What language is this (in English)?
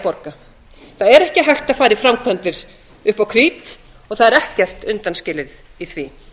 Icelandic